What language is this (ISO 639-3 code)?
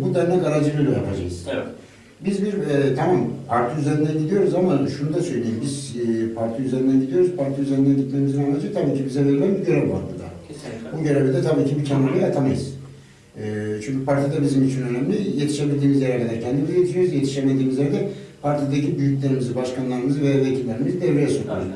tur